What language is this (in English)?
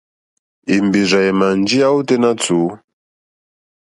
Mokpwe